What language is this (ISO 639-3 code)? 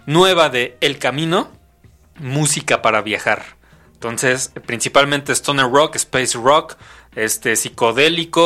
spa